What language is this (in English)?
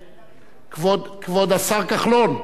Hebrew